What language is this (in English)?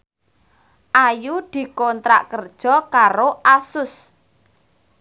Javanese